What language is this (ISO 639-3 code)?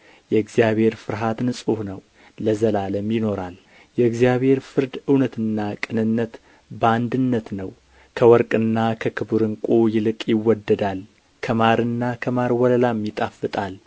amh